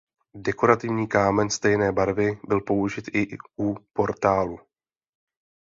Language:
Czech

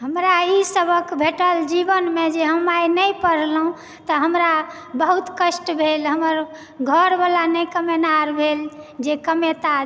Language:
Maithili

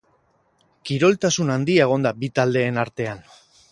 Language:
Basque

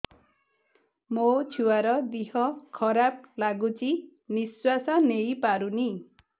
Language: Odia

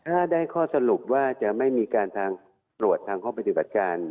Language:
Thai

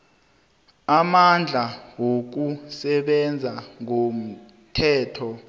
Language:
South Ndebele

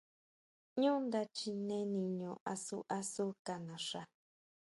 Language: Huautla Mazatec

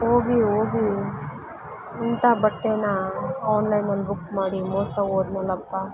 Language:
Kannada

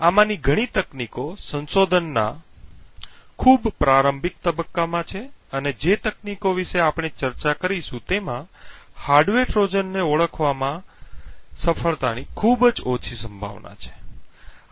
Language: Gujarati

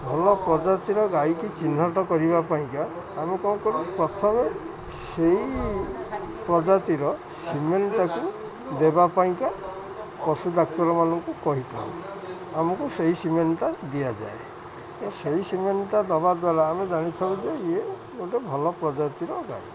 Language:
Odia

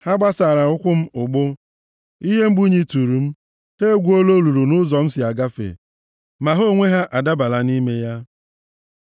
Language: Igbo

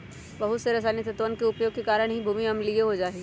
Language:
Magahi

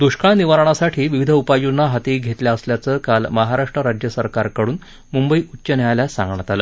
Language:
Marathi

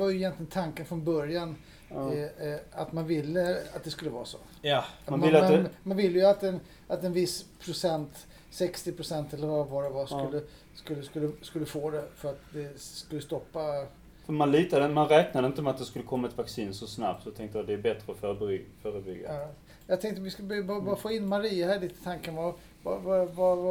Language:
Swedish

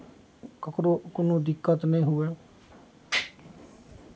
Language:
Maithili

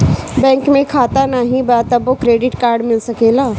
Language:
Bhojpuri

